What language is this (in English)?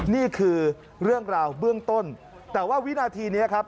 Thai